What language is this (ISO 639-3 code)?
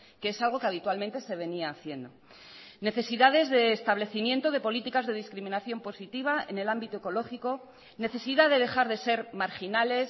spa